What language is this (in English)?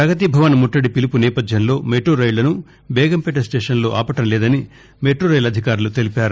Telugu